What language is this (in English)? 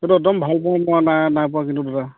Assamese